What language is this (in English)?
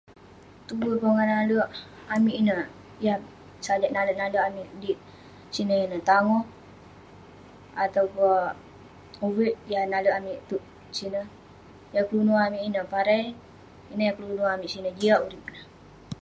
Western Penan